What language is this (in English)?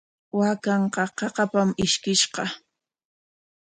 Corongo Ancash Quechua